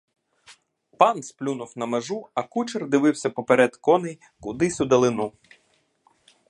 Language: Ukrainian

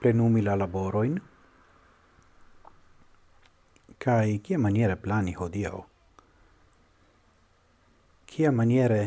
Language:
Italian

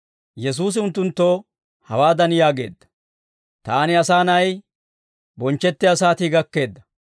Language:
Dawro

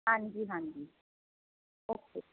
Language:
Punjabi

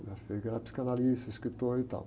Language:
Portuguese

